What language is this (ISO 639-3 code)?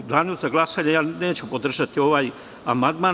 srp